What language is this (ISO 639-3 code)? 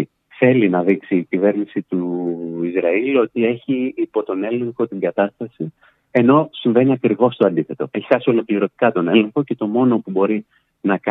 ell